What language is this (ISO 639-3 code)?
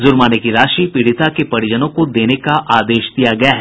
hin